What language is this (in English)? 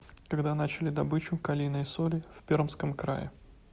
Russian